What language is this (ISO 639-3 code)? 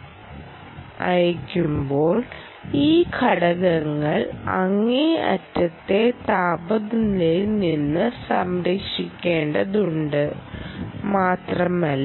mal